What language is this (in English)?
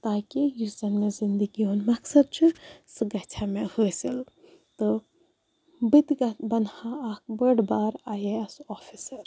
Kashmiri